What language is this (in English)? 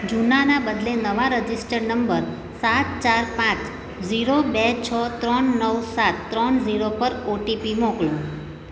Gujarati